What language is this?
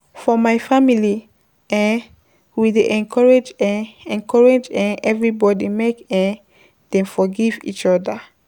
Nigerian Pidgin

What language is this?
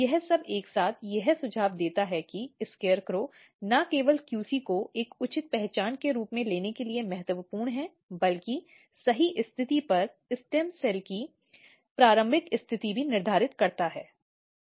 Hindi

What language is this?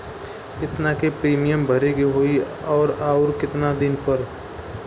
Bhojpuri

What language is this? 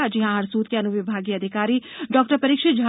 Hindi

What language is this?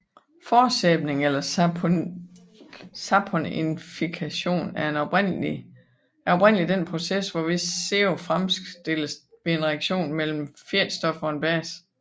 Danish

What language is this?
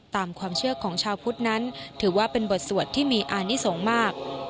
Thai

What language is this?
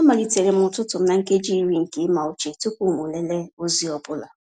Igbo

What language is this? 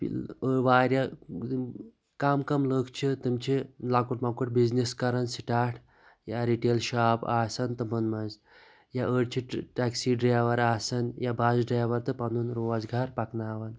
Kashmiri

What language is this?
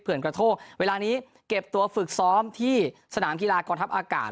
Thai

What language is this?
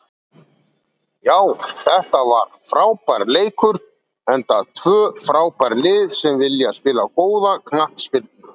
Icelandic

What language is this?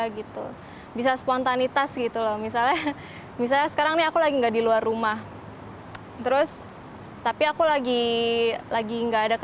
Indonesian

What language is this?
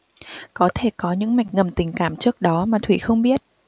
Vietnamese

